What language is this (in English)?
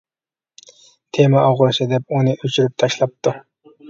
Uyghur